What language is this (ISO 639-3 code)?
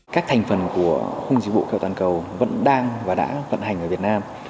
vie